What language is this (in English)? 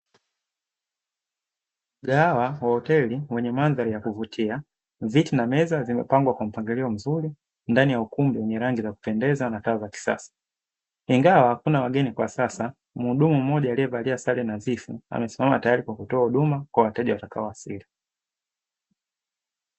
Swahili